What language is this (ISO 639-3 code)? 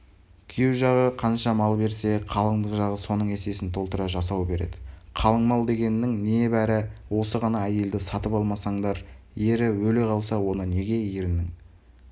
kaz